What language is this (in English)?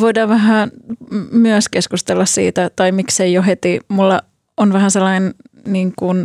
Finnish